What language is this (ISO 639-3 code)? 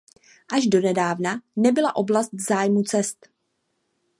ces